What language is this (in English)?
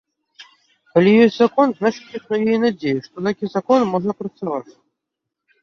Belarusian